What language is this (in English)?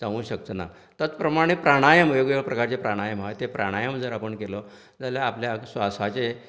Konkani